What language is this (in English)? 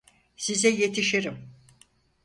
Turkish